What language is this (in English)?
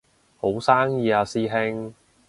Cantonese